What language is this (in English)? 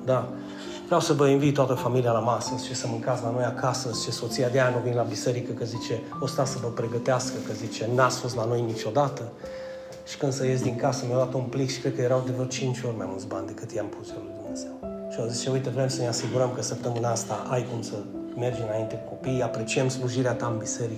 Romanian